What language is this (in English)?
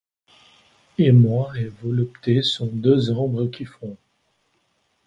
French